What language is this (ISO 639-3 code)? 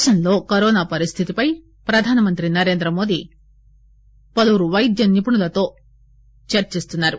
tel